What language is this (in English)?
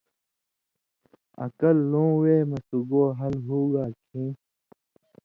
Indus Kohistani